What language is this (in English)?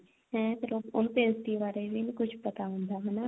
Punjabi